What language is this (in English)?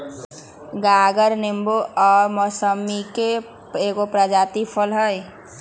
Magahi